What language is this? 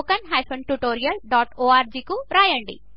Telugu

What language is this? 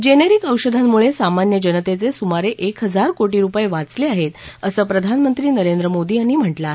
Marathi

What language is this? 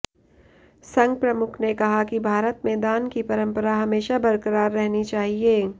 Hindi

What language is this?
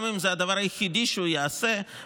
Hebrew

